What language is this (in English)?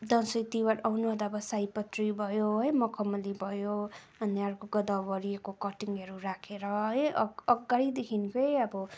Nepali